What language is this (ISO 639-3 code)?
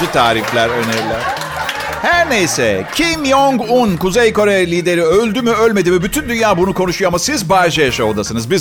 tur